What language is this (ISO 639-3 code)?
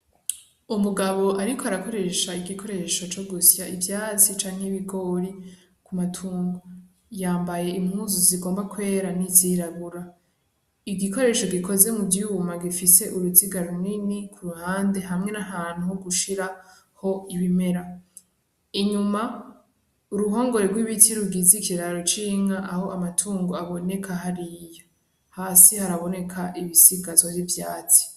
run